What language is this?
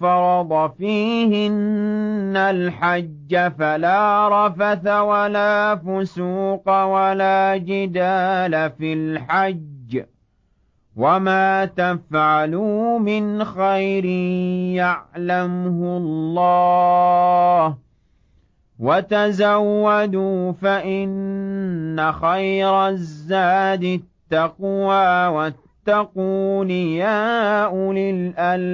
Arabic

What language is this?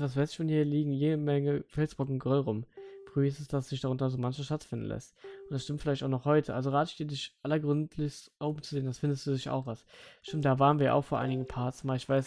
German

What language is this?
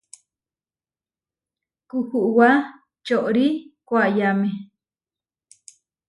Huarijio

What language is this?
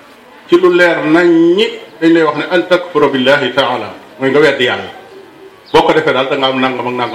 Malay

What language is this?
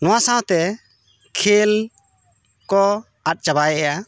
Santali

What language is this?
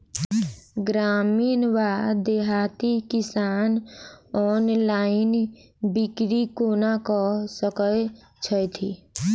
Maithili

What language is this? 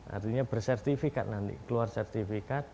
Indonesian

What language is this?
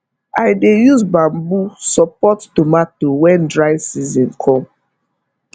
Nigerian Pidgin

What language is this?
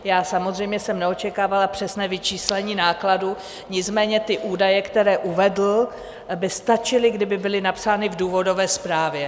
Czech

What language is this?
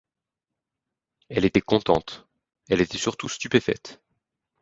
French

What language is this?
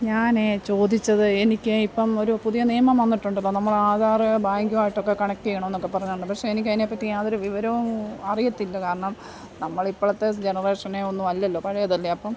Malayalam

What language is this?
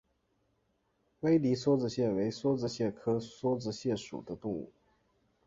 Chinese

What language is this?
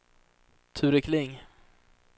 Swedish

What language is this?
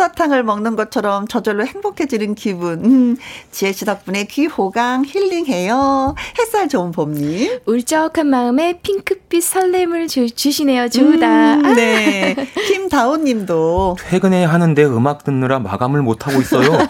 Korean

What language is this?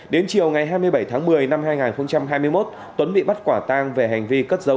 Vietnamese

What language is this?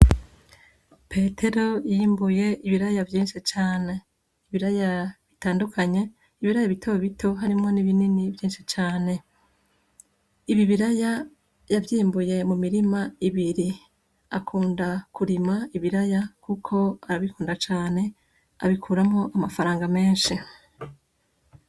Rundi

